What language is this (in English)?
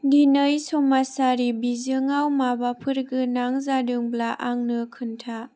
Bodo